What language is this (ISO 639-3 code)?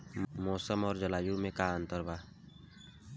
bho